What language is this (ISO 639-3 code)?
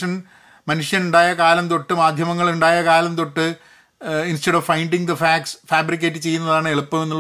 mal